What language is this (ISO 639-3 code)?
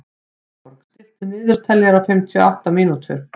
isl